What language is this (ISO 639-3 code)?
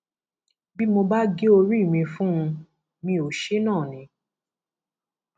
yor